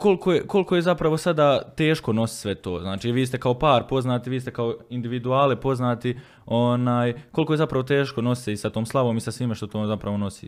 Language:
Croatian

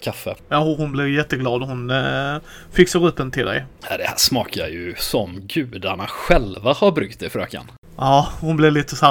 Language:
Swedish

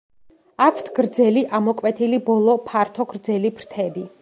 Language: Georgian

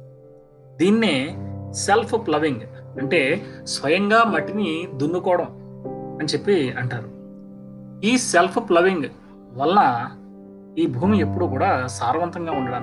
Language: Telugu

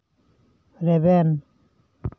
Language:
Santali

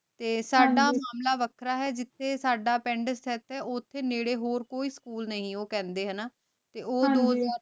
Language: Punjabi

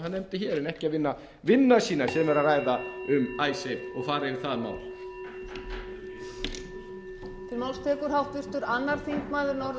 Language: Icelandic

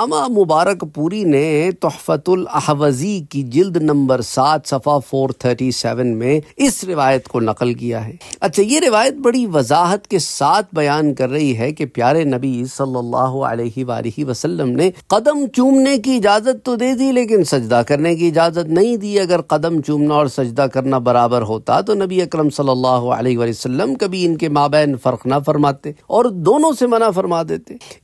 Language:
Arabic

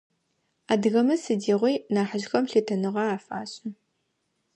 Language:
Adyghe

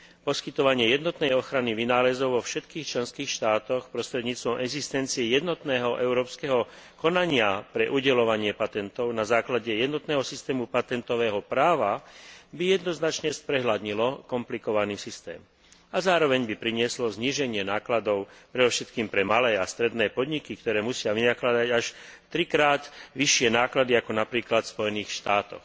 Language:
Slovak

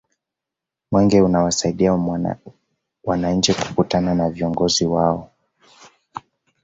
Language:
Swahili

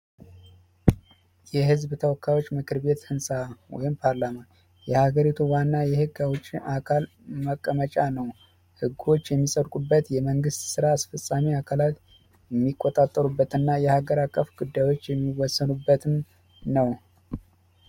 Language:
Amharic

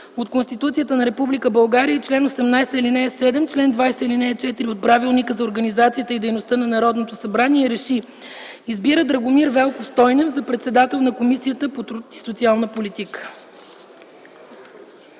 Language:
Bulgarian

